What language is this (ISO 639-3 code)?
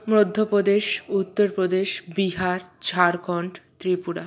ben